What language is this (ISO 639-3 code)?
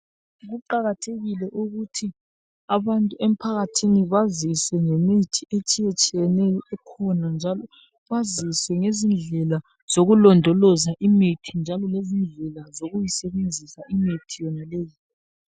nde